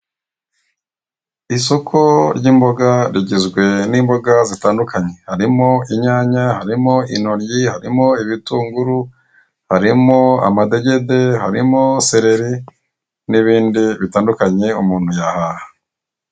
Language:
Kinyarwanda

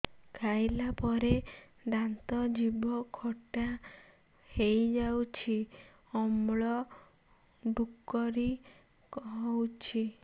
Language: Odia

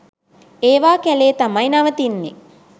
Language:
Sinhala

